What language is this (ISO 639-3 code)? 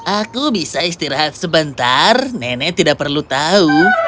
ind